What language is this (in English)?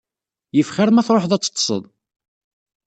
Kabyle